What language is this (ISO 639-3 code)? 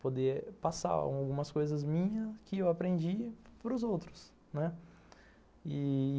por